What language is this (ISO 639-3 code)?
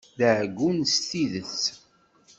kab